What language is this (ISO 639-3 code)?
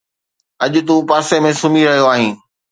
snd